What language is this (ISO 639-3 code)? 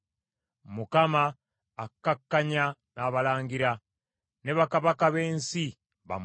lug